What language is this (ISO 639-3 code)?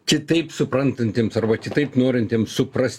lit